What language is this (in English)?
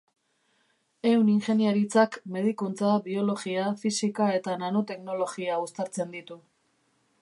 Basque